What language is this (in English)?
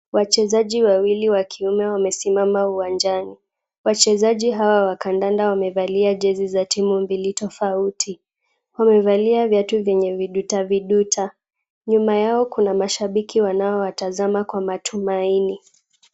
Swahili